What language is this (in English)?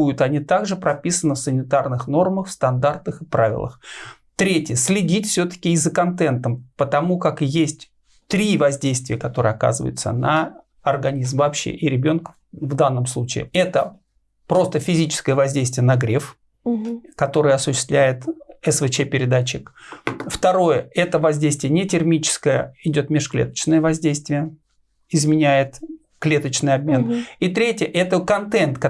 Russian